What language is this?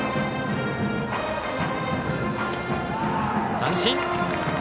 Japanese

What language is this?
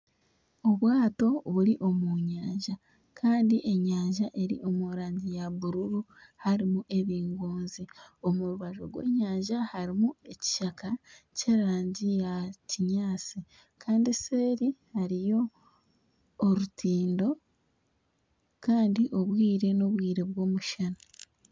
Nyankole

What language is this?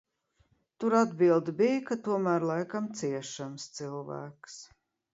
Latvian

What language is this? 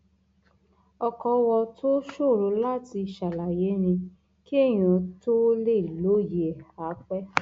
Yoruba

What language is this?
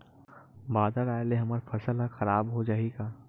Chhattisgarhi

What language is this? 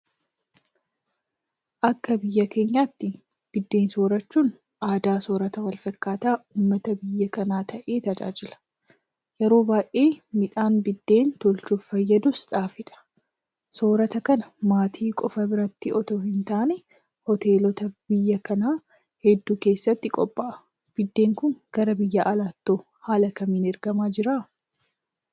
Oromo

